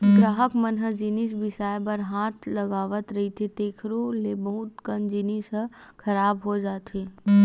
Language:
Chhattisgarhi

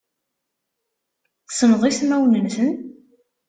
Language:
Kabyle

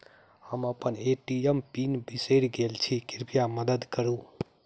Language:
Maithili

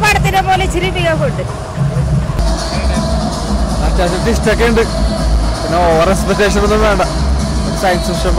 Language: Malayalam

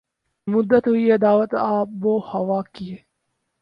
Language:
Urdu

